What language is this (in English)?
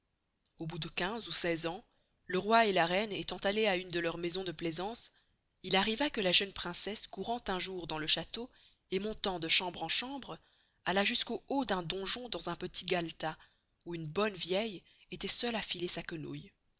French